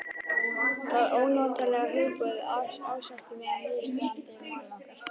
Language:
Icelandic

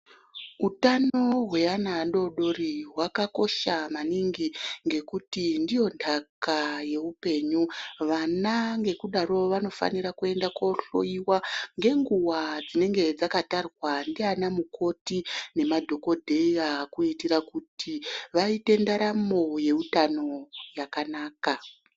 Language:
Ndau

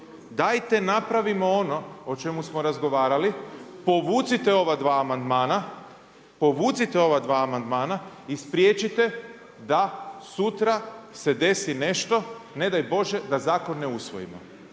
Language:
Croatian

